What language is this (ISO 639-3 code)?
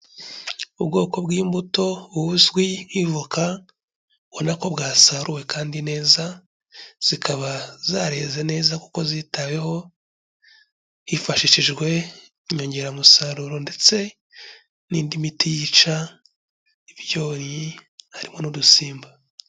kin